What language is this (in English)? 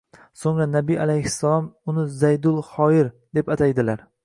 Uzbek